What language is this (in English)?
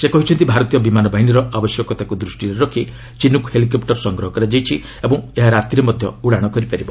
Odia